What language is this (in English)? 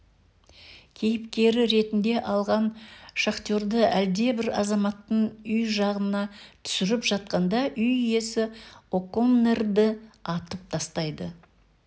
Kazakh